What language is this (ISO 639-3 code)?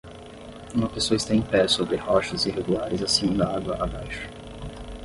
por